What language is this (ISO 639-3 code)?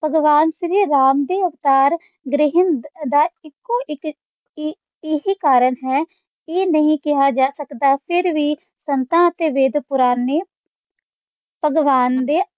pan